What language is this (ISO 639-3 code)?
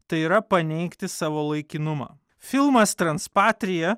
lit